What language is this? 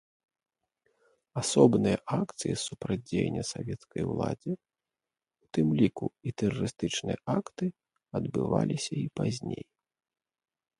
Belarusian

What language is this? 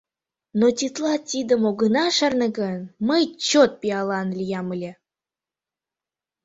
Mari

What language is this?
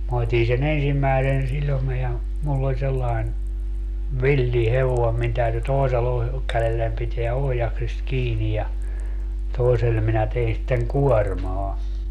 Finnish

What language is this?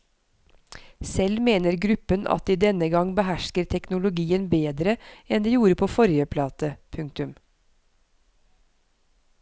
Norwegian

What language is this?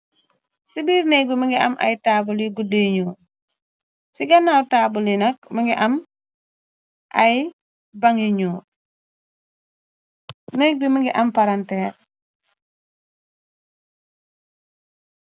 Wolof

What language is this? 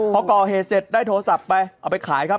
Thai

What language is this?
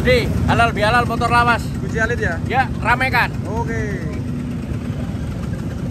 Indonesian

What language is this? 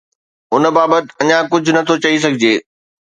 Sindhi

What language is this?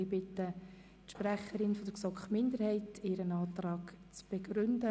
Swiss German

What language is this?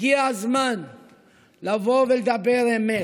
Hebrew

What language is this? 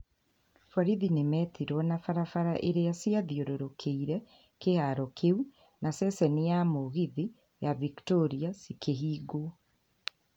Kikuyu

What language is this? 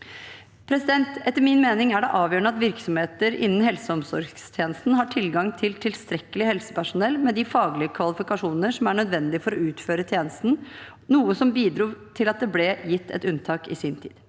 Norwegian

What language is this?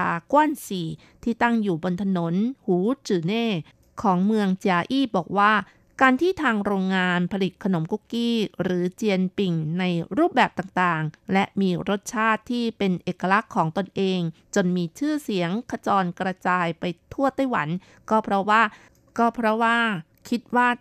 Thai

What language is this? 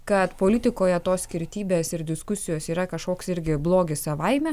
Lithuanian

